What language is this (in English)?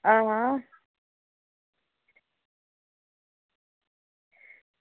Dogri